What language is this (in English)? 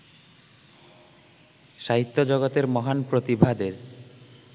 Bangla